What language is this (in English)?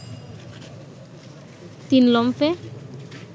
Bangla